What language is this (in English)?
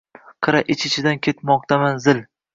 Uzbek